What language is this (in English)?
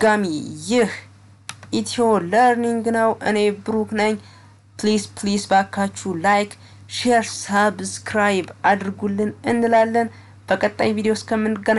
Turkish